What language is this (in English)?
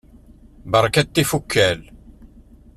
Kabyle